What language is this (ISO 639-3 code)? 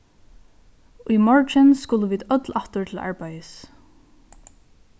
fao